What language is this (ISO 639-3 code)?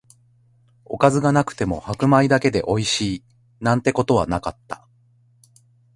jpn